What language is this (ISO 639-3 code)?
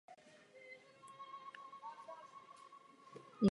ces